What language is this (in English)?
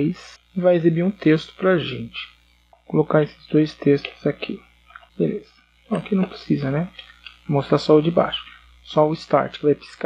Portuguese